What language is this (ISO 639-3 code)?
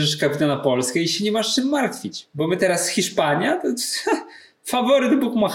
pol